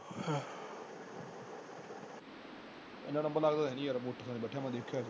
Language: Punjabi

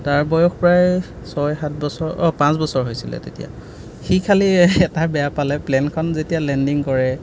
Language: Assamese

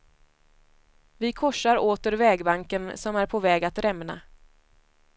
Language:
Swedish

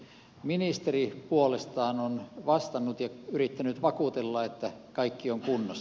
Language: Finnish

